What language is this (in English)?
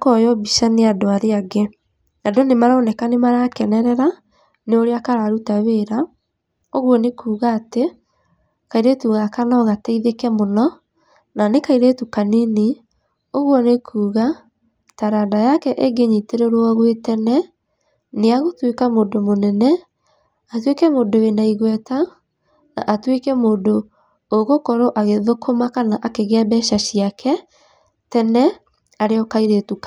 Kikuyu